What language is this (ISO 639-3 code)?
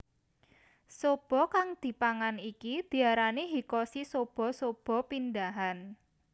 jav